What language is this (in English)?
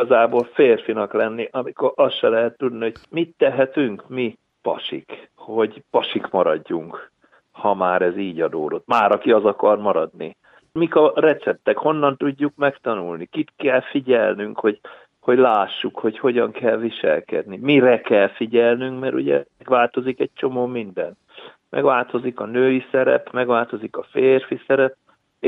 Hungarian